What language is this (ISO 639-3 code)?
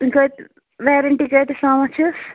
kas